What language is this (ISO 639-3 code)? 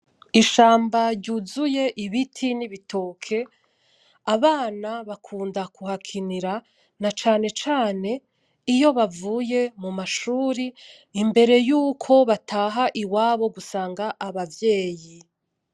run